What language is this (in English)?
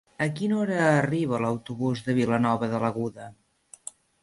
Catalan